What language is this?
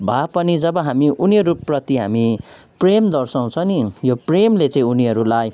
Nepali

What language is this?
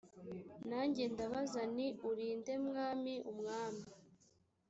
Kinyarwanda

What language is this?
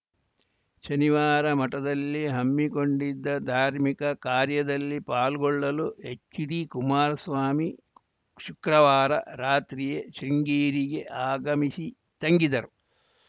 Kannada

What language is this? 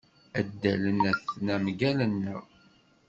Kabyle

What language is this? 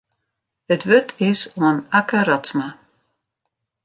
Western Frisian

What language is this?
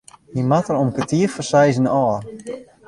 Western Frisian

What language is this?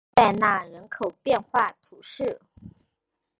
Chinese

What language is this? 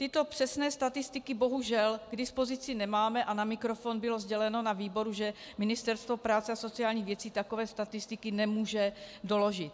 Czech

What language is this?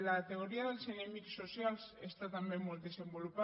Catalan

